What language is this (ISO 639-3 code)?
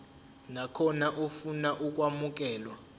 zul